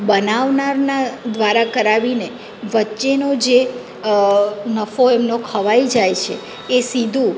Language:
Gujarati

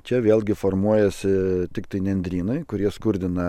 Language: Lithuanian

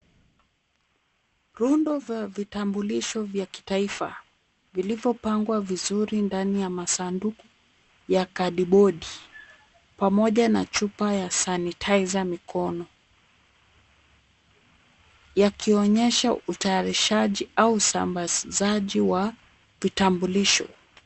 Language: Swahili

